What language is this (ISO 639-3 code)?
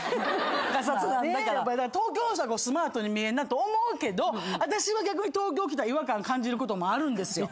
jpn